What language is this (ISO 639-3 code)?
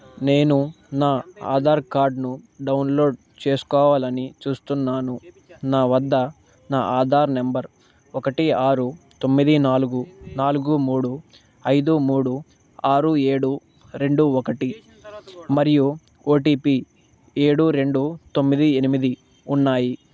tel